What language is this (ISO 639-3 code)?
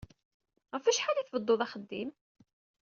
kab